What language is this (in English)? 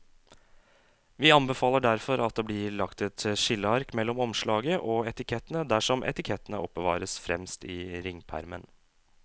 Norwegian